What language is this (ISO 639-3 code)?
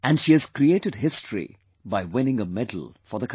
eng